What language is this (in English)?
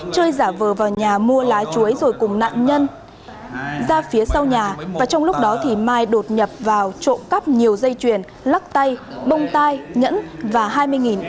Vietnamese